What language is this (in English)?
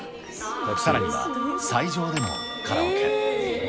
Japanese